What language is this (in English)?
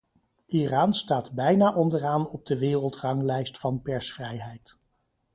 Dutch